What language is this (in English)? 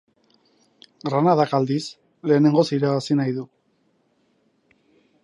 Basque